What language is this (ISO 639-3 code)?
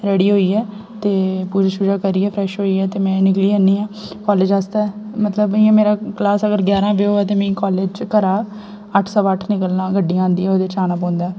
doi